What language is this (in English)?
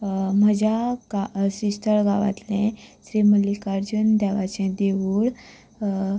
Konkani